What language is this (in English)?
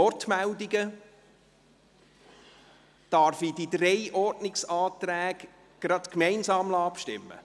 Swiss German